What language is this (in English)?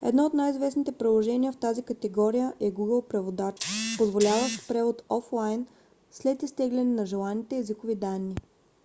Bulgarian